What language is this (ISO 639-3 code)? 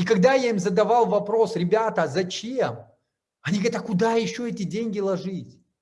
rus